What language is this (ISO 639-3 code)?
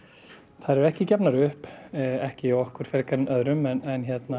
isl